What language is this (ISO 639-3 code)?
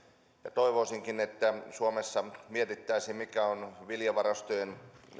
fin